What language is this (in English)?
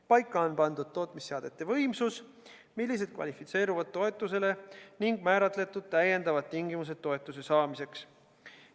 Estonian